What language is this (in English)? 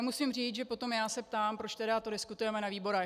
Czech